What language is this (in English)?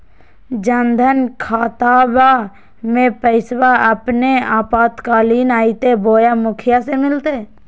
Magahi